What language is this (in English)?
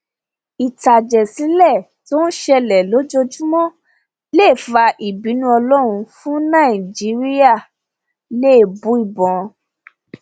Yoruba